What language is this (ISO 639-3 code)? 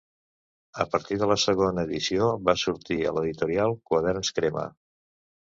cat